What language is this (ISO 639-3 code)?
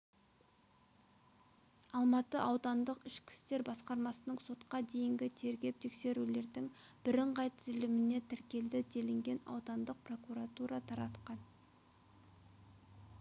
kaz